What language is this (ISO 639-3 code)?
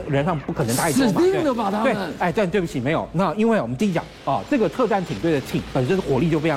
zho